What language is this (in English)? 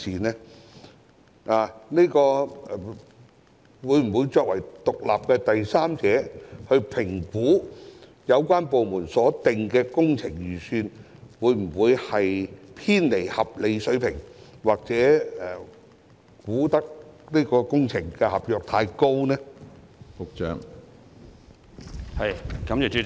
Cantonese